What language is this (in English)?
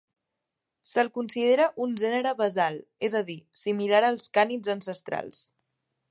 Catalan